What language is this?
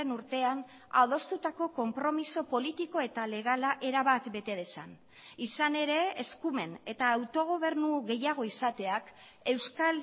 Basque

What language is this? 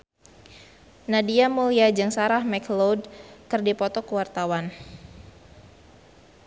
Sundanese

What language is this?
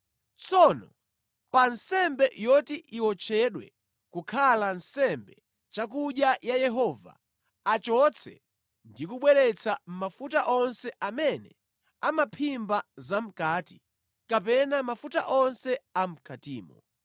Nyanja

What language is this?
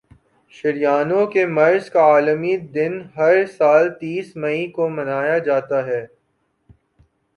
Urdu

